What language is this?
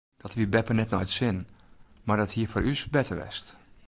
Western Frisian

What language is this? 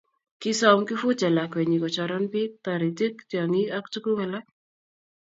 Kalenjin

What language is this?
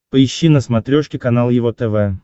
Russian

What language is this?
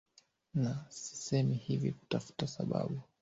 Swahili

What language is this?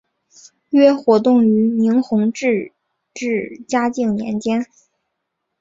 Chinese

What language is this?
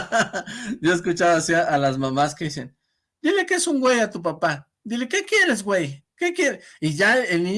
Spanish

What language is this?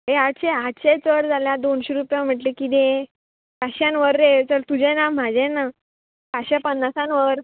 Konkani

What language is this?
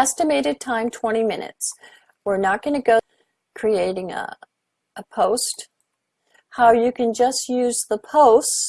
English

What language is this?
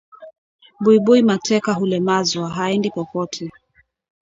Swahili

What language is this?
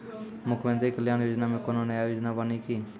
Maithili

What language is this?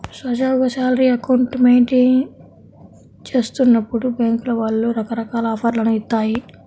Telugu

